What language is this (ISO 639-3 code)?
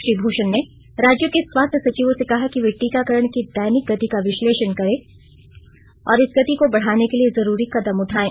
hin